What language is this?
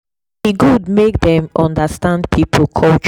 Nigerian Pidgin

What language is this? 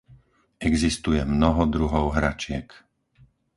Slovak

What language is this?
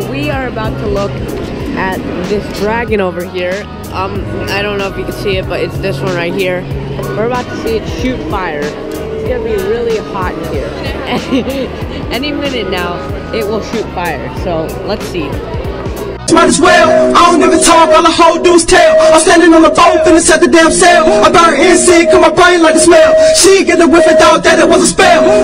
English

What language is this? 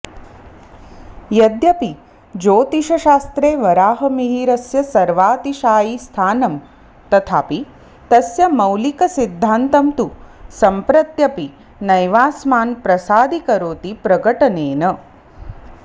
Sanskrit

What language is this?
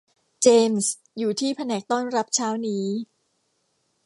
Thai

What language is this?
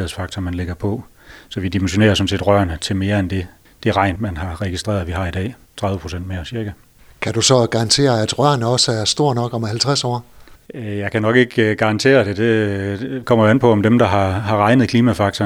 Danish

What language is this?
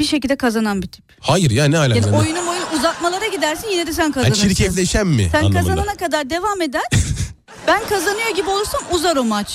Turkish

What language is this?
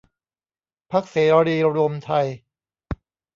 Thai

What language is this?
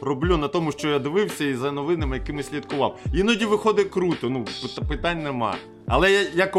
Ukrainian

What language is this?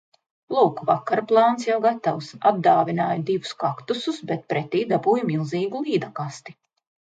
Latvian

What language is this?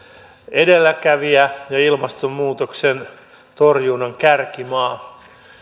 Finnish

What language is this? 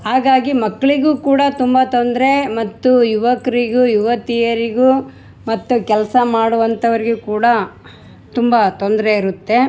Kannada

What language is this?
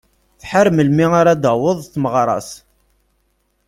Kabyle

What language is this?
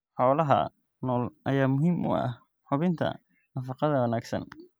Somali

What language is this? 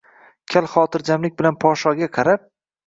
Uzbek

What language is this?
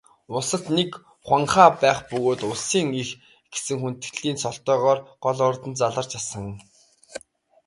Mongolian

